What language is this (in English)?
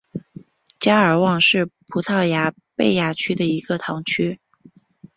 Chinese